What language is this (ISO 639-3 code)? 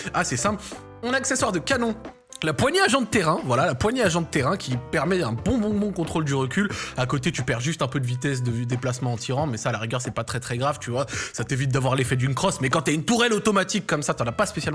fra